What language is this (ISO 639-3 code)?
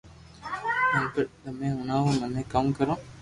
lrk